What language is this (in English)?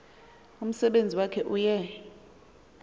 Xhosa